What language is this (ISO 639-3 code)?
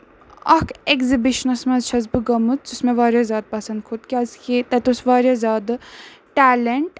kas